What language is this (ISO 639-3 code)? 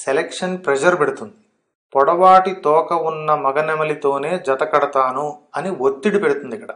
tel